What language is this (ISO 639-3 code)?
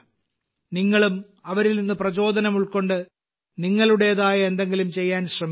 mal